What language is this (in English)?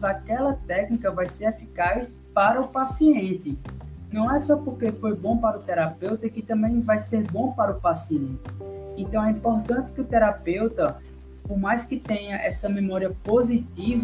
Portuguese